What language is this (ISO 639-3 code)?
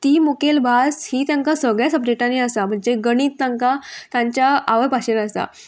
kok